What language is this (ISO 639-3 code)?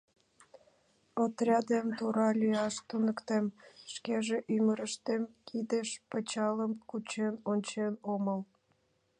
chm